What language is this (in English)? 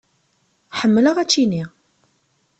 Kabyle